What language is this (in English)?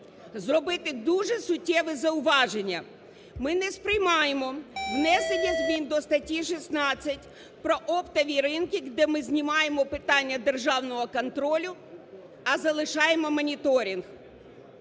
Ukrainian